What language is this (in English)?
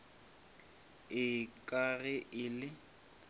Northern Sotho